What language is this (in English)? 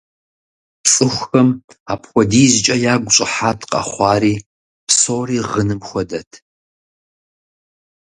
Kabardian